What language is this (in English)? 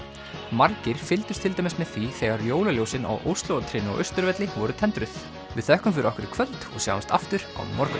Icelandic